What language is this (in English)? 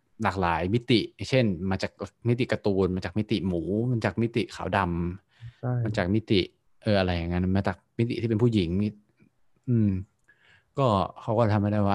Thai